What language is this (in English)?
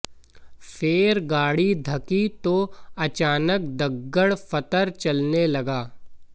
Hindi